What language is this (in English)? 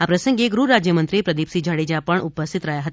Gujarati